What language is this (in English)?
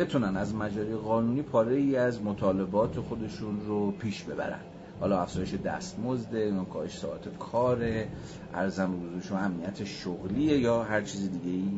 Persian